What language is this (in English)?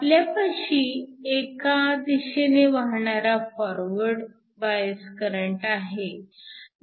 Marathi